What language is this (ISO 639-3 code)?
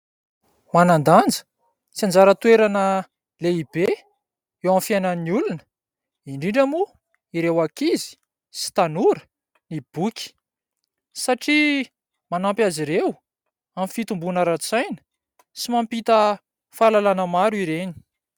mlg